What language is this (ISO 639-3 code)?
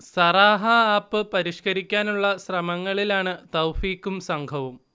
mal